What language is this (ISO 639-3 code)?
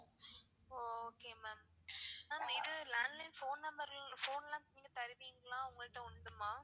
tam